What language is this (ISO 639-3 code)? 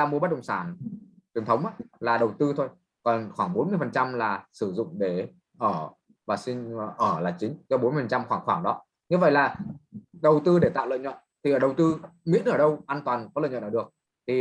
vie